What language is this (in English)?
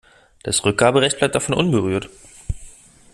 German